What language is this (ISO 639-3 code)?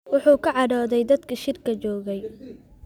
som